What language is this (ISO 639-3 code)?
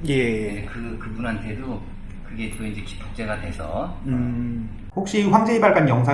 kor